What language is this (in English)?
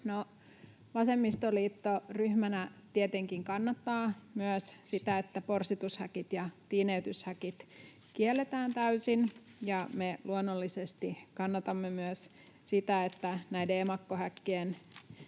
Finnish